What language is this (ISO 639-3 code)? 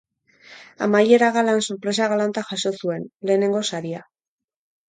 eus